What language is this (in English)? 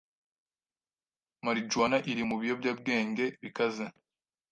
Kinyarwanda